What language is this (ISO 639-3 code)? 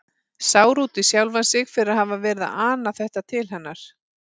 isl